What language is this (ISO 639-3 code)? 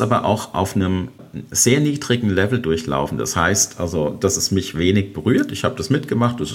deu